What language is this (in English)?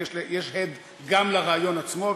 Hebrew